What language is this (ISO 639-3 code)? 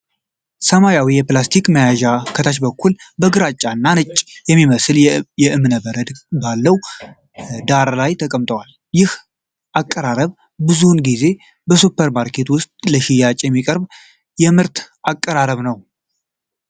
amh